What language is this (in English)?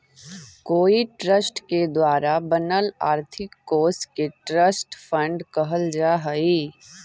Magahi